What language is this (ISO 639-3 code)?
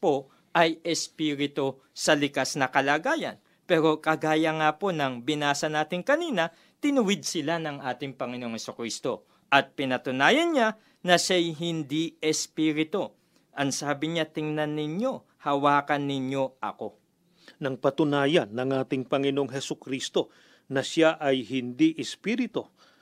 fil